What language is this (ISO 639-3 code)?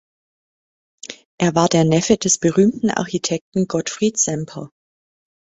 deu